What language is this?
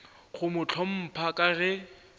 Northern Sotho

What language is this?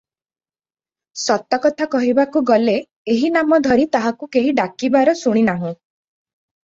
Odia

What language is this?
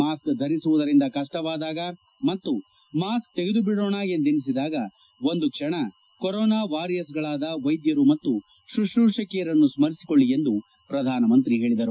Kannada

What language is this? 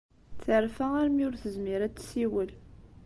Kabyle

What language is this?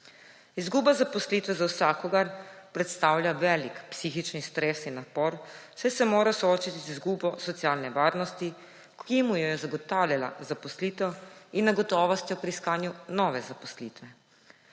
Slovenian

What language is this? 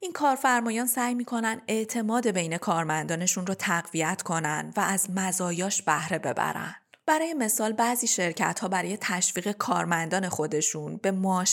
Persian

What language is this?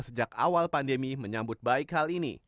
Indonesian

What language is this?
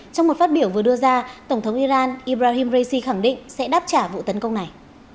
Vietnamese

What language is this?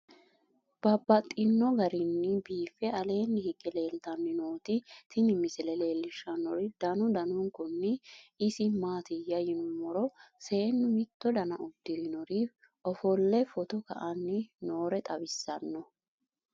Sidamo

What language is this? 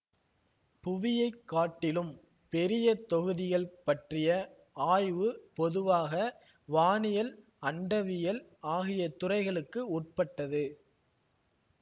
Tamil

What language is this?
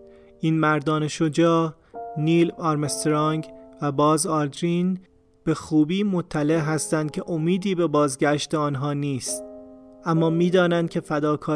Persian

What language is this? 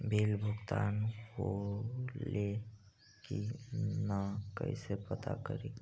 Magahi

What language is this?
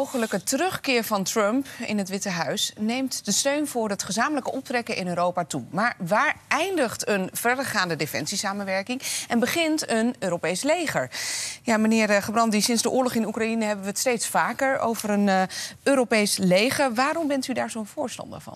Dutch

